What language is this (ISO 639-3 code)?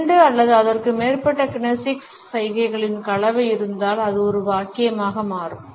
tam